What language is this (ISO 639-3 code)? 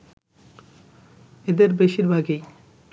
ben